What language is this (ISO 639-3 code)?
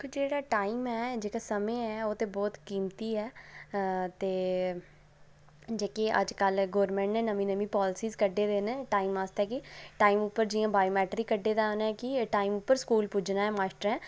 doi